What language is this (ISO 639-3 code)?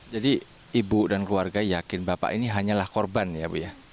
ind